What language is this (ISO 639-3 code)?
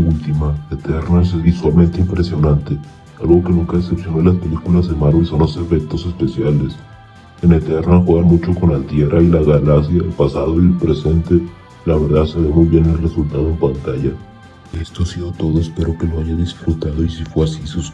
spa